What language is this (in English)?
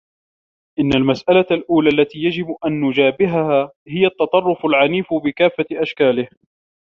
Arabic